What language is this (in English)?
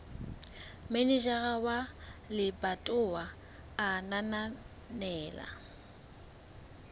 Southern Sotho